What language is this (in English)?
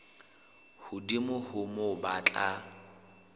Southern Sotho